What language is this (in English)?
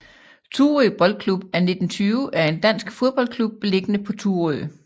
Danish